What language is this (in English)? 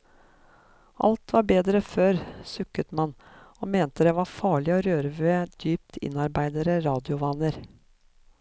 Norwegian